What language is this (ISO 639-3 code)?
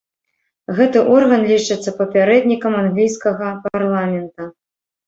bel